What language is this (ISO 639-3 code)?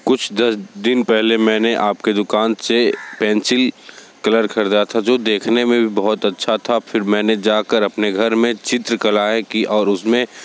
hin